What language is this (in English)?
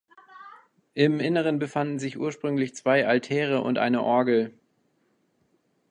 German